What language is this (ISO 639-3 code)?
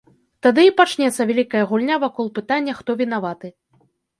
bel